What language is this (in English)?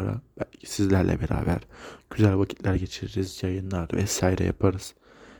Turkish